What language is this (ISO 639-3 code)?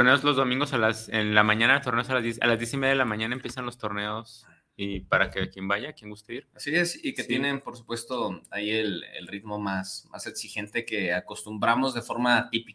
spa